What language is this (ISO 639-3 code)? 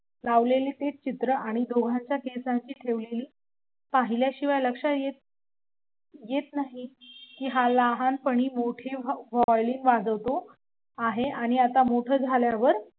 mar